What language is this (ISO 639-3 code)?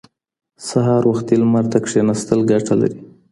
pus